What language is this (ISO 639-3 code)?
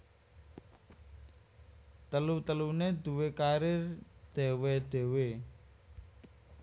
jav